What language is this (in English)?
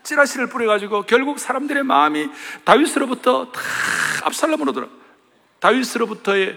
Korean